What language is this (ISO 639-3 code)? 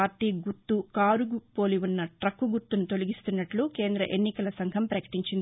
tel